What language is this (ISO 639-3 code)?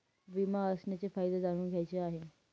mar